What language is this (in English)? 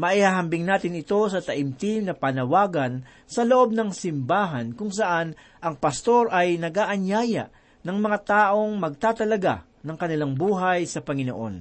Filipino